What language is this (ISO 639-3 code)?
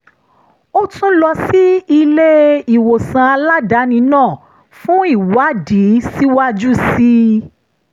yor